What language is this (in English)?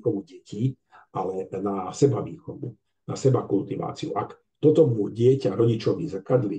Slovak